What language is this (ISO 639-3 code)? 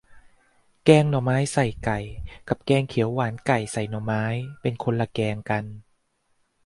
tha